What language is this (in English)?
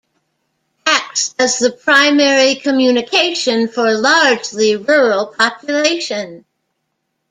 English